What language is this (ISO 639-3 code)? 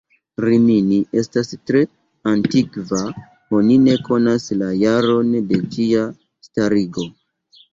epo